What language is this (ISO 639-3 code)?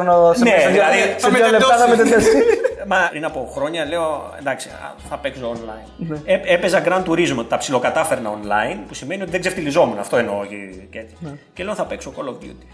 ell